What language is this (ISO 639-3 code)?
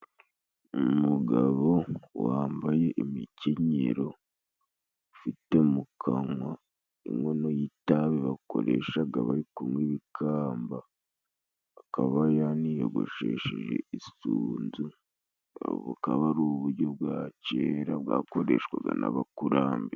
kin